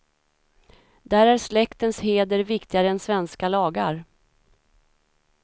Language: Swedish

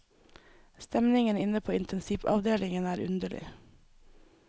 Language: Norwegian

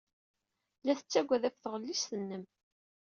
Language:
Kabyle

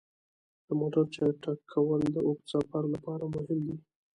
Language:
Pashto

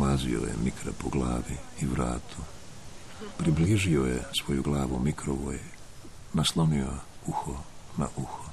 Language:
Croatian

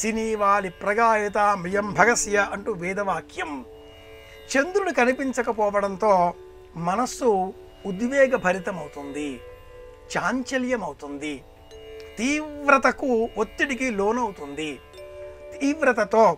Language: Telugu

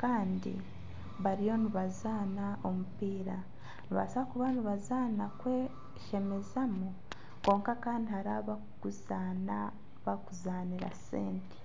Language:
Nyankole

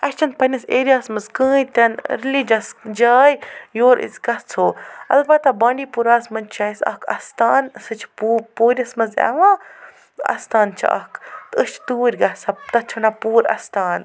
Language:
Kashmiri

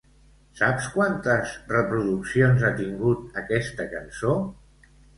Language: Catalan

